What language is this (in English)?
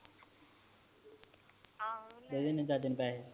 Punjabi